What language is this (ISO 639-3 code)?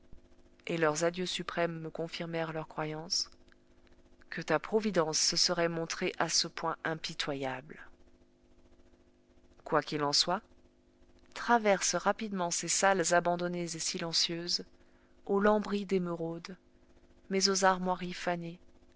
fra